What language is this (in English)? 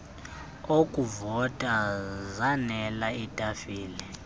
Xhosa